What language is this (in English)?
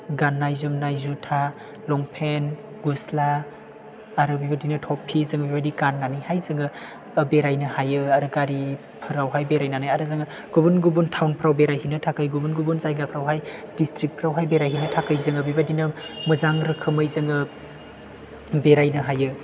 Bodo